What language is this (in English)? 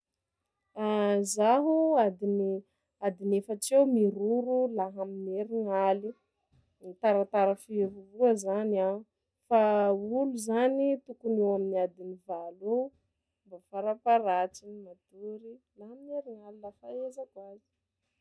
Sakalava Malagasy